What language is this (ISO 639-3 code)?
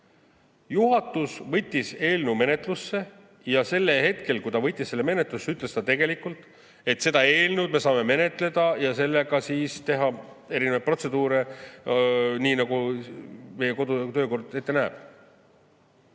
est